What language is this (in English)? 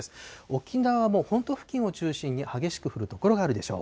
Japanese